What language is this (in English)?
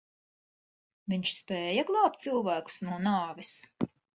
Latvian